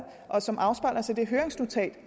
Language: Danish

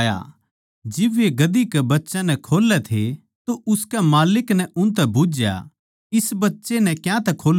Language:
Haryanvi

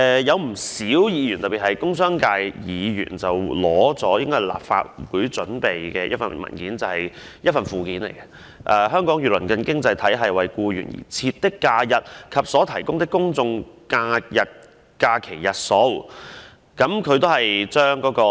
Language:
Cantonese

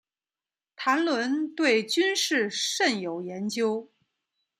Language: Chinese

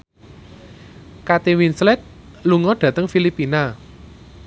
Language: Javanese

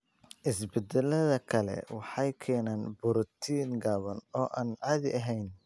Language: Somali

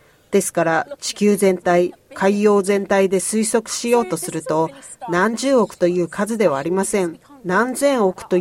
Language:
Japanese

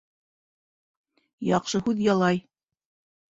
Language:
Bashkir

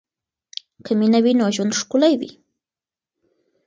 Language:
Pashto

